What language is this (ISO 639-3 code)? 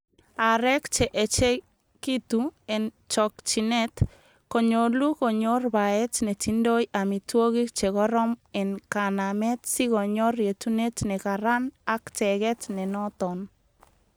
kln